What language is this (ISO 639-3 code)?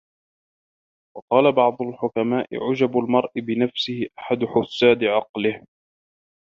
ara